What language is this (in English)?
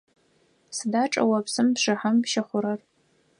Adyghe